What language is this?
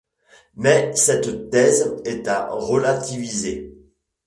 French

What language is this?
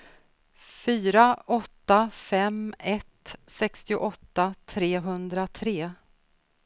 Swedish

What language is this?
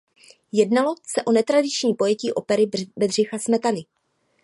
Czech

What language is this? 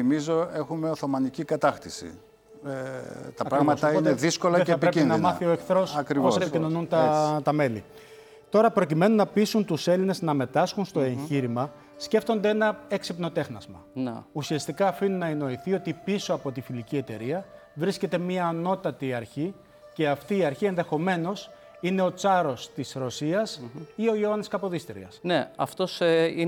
Greek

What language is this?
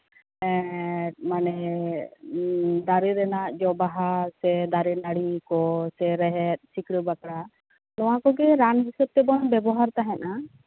Santali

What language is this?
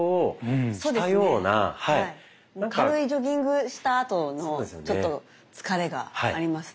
Japanese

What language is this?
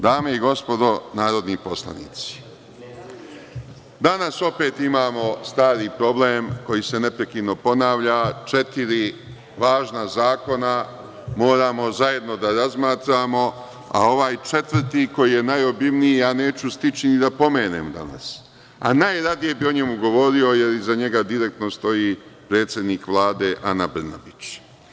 Serbian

